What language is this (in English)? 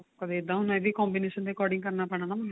Punjabi